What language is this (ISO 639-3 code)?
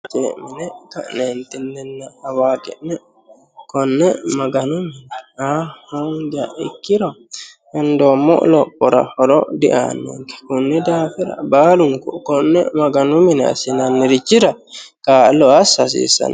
sid